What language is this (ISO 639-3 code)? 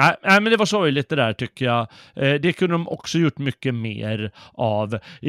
swe